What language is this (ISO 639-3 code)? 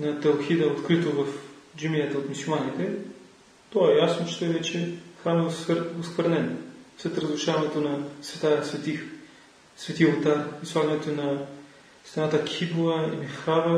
bul